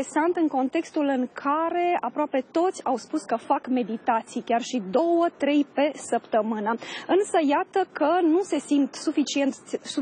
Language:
Romanian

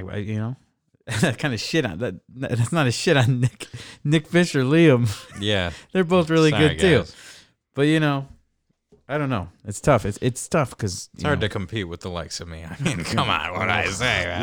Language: English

